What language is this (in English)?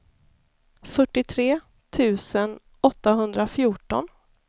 Swedish